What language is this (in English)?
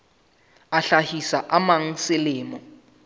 Southern Sotho